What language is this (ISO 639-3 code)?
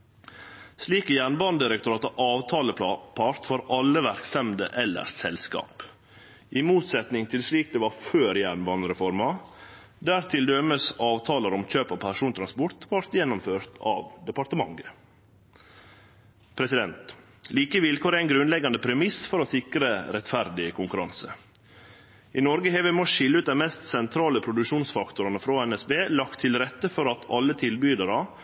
nno